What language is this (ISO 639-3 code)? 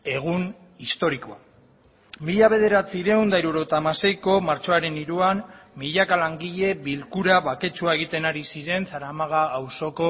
eus